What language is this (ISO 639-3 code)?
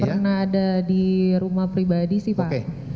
ind